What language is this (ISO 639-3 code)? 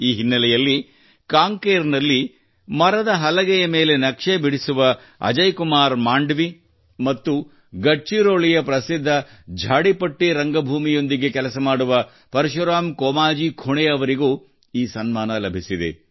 kan